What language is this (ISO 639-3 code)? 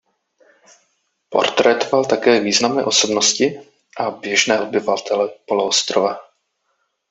ces